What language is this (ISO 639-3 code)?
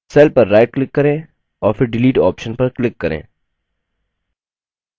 hin